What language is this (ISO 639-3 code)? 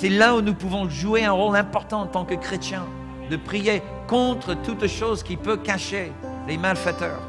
fra